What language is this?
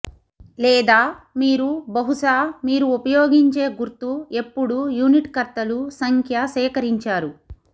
Telugu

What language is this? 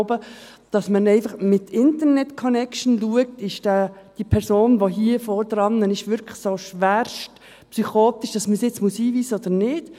Swiss German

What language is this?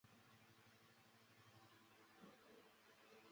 Chinese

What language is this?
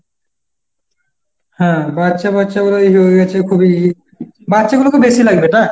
Bangla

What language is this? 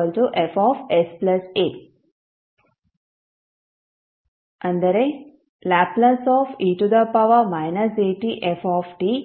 Kannada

